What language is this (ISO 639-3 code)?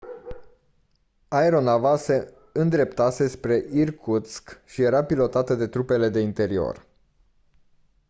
ron